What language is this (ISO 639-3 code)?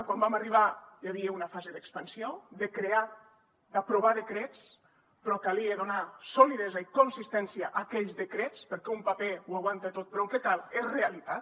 cat